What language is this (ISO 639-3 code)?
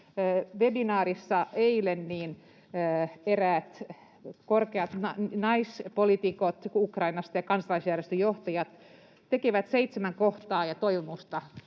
fin